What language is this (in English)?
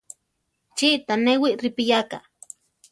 Central Tarahumara